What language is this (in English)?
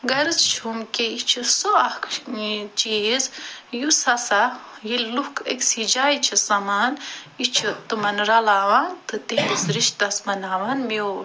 Kashmiri